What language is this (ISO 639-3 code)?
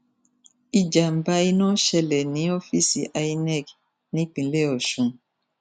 yor